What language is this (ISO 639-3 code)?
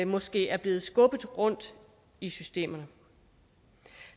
dan